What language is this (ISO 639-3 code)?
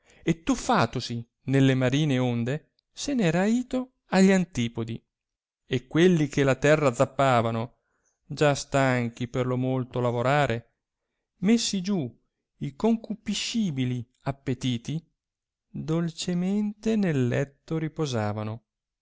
ita